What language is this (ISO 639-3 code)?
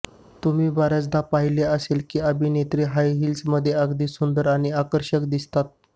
mar